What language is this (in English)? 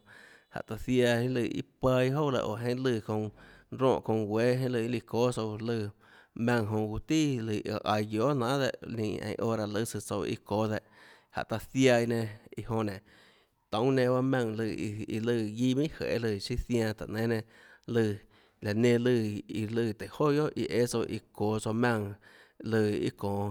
Tlacoatzintepec Chinantec